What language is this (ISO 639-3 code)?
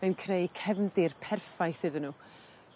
cym